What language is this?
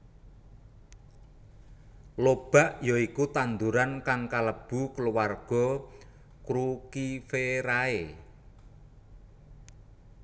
Javanese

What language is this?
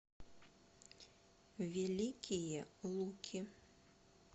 Russian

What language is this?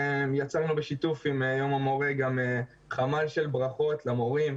Hebrew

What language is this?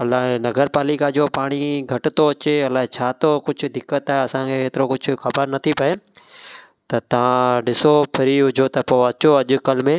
Sindhi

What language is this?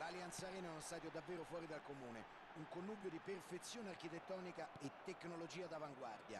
Italian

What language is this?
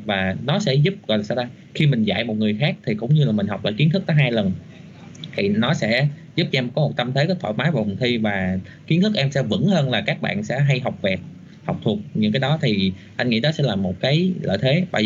Vietnamese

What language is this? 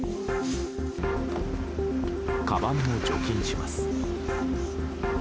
Japanese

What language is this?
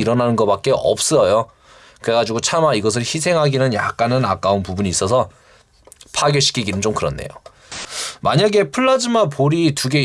Korean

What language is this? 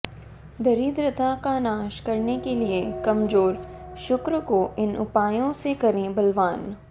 Hindi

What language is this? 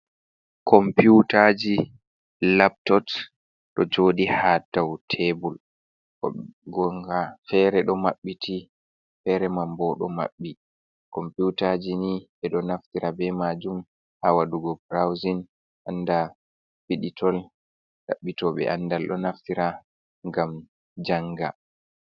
Fula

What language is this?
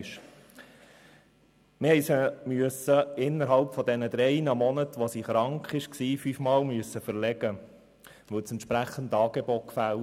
Swiss German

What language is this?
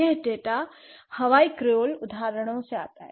Hindi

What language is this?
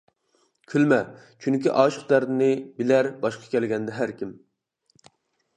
Uyghur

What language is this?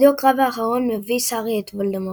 Hebrew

